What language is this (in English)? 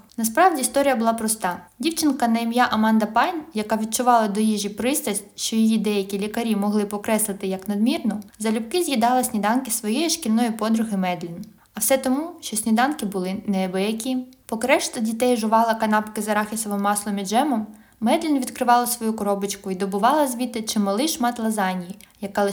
Ukrainian